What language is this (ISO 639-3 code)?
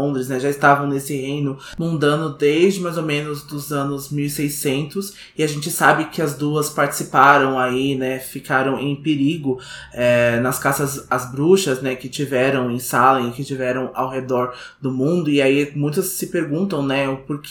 por